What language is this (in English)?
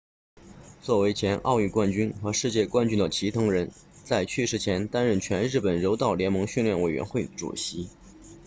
Chinese